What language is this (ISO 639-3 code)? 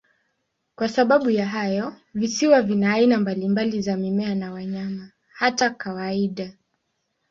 swa